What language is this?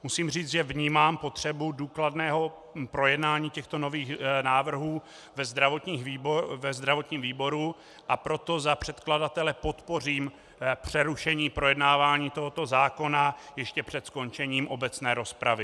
Czech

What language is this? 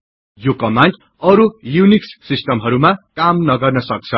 Nepali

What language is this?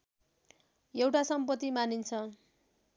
Nepali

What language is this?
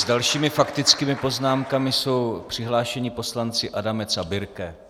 Czech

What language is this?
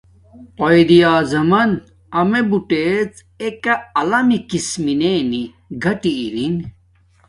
Domaaki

